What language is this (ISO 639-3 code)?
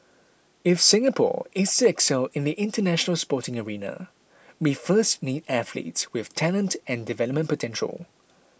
eng